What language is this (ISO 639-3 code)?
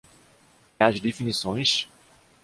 por